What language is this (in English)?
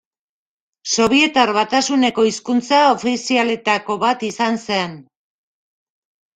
Basque